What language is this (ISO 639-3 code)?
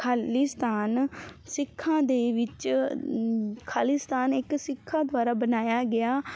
pan